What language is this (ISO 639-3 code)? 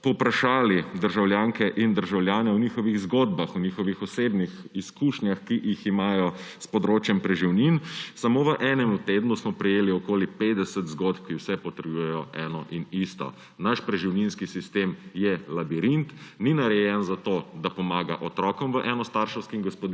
slv